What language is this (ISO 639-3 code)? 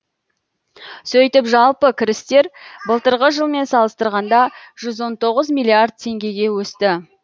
kaz